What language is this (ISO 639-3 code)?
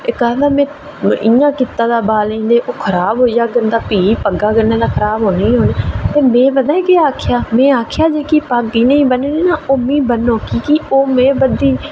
doi